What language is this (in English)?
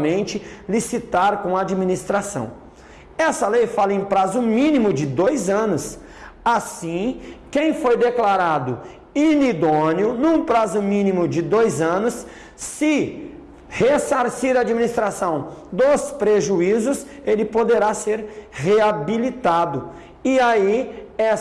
Portuguese